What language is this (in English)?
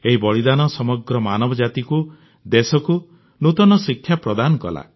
Odia